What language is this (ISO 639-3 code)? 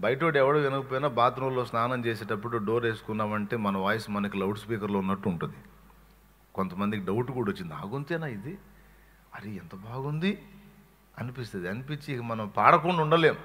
tel